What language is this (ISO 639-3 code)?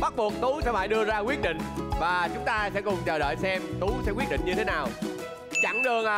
vie